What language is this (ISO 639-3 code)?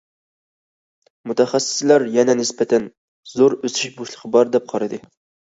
uig